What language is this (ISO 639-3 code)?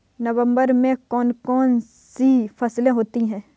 hin